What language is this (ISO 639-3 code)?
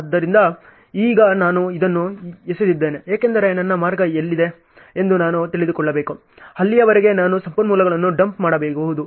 kan